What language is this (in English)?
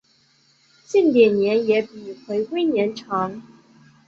Chinese